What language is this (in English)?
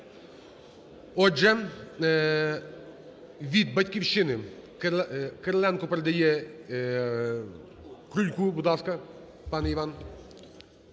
Ukrainian